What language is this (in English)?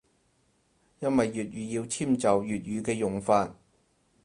Cantonese